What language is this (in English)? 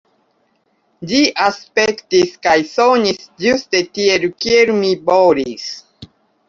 Esperanto